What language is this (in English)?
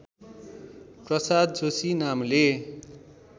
Nepali